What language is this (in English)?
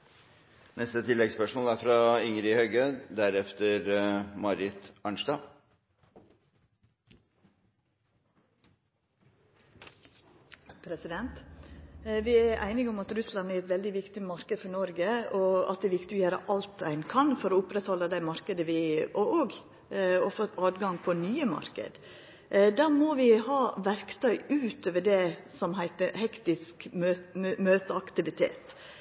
Norwegian